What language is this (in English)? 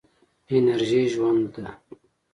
Pashto